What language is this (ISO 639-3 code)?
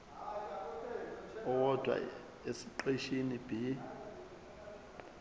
zul